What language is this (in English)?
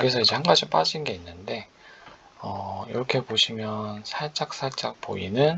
Korean